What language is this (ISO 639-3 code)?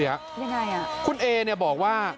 tha